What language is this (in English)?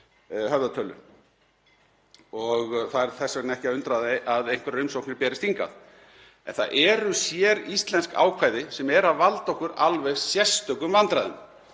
Icelandic